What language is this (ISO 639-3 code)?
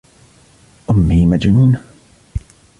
ara